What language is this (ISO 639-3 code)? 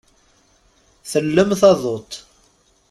kab